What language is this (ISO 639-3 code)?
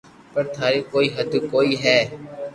lrk